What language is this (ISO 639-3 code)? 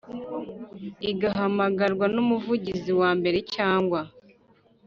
kin